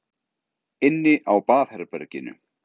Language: Icelandic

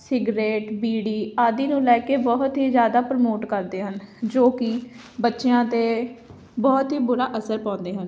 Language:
Punjabi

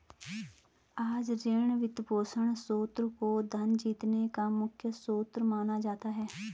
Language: Hindi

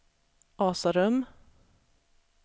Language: Swedish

